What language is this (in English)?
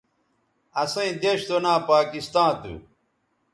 Bateri